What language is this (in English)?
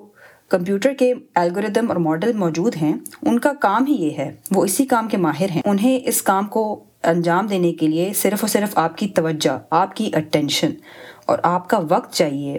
Urdu